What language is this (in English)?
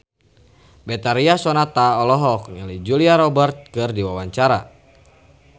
Sundanese